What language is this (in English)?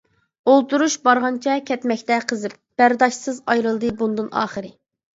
Uyghur